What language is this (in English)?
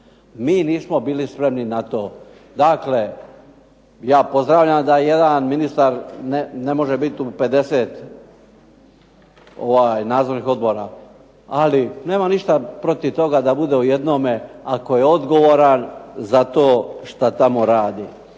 Croatian